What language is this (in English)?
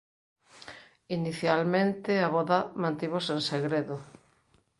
Galician